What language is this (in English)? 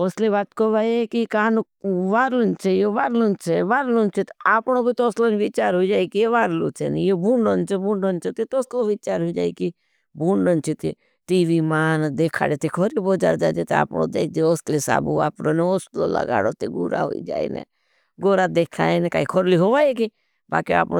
Bhili